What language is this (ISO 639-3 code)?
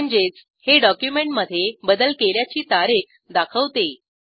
mar